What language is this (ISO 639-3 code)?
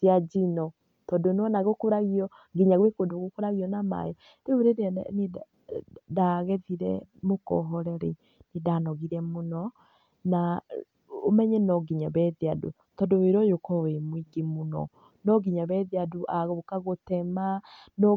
kik